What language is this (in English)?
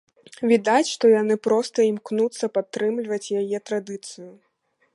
Belarusian